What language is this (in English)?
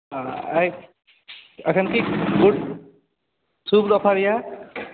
Maithili